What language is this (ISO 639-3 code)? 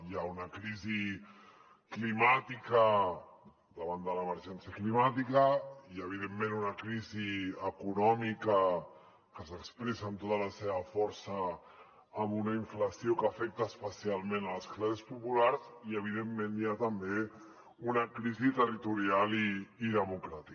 cat